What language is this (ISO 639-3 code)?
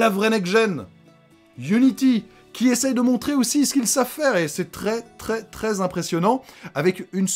fra